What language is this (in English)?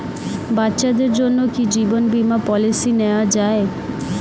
Bangla